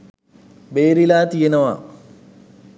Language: Sinhala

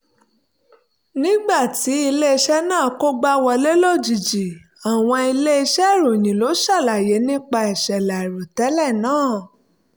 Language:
Yoruba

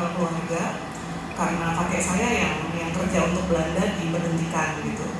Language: Indonesian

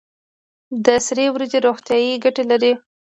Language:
Pashto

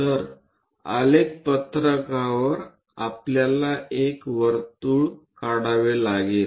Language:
Marathi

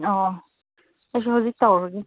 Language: Manipuri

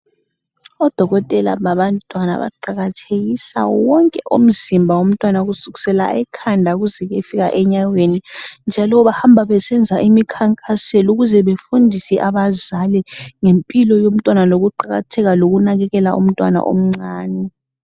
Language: North Ndebele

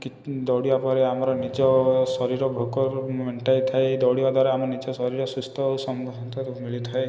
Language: Odia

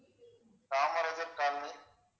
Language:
Tamil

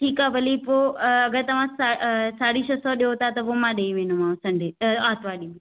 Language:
Sindhi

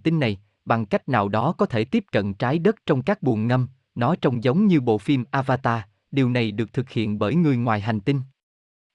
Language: Vietnamese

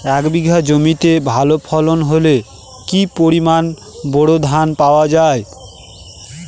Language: Bangla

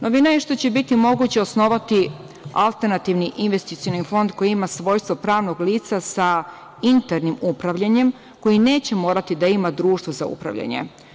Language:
Serbian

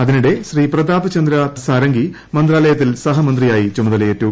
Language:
Malayalam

